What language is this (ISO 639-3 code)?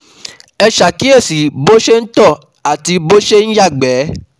yor